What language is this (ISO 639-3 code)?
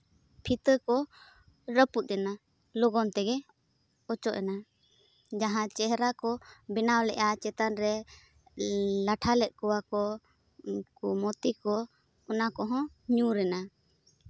sat